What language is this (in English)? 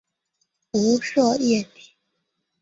Chinese